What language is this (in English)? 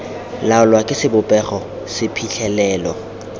Tswana